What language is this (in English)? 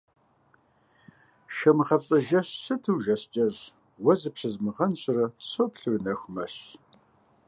Kabardian